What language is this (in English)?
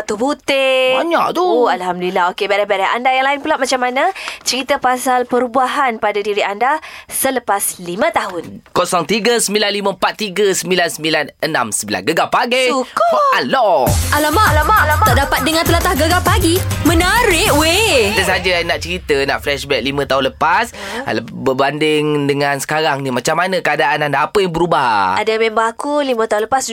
Malay